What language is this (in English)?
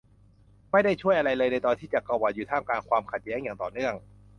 Thai